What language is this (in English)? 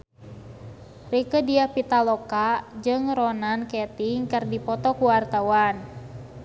Sundanese